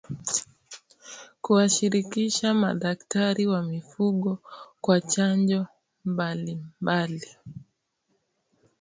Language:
Swahili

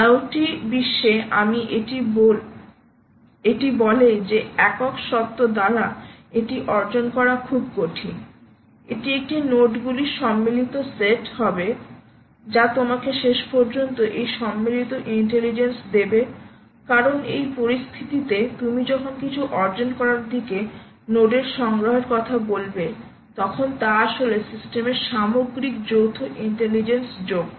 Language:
Bangla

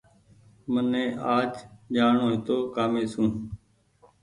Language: Goaria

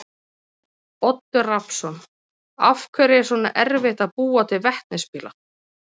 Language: Icelandic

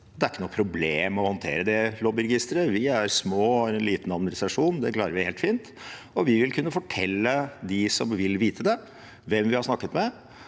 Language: Norwegian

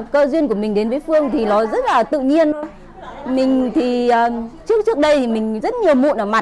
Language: Vietnamese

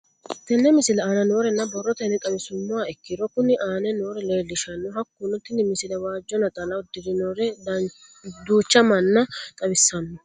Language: Sidamo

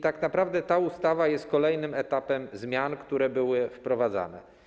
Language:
Polish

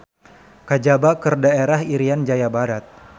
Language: Sundanese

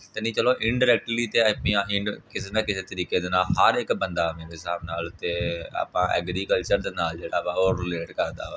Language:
Punjabi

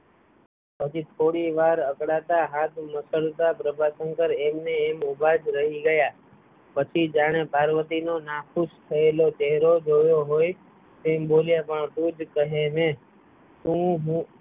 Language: Gujarati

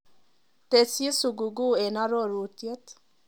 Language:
Kalenjin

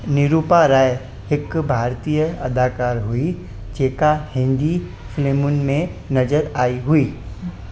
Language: Sindhi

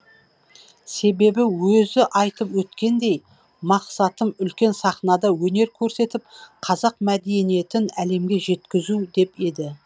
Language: Kazakh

